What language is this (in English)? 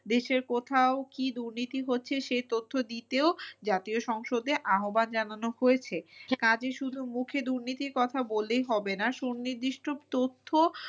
Bangla